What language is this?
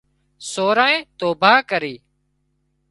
Wadiyara Koli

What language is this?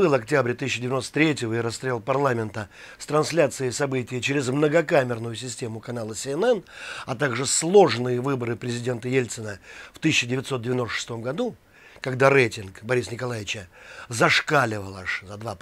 Russian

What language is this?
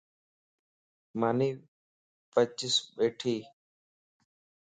Lasi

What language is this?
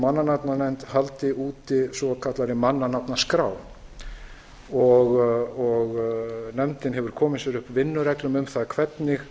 Icelandic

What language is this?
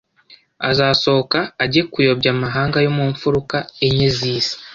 Kinyarwanda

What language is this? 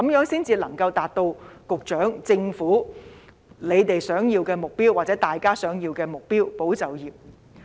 Cantonese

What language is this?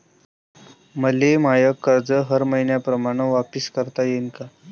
Marathi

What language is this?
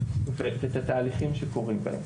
Hebrew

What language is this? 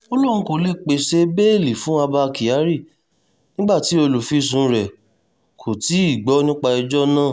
Yoruba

